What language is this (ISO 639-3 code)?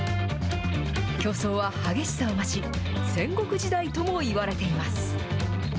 jpn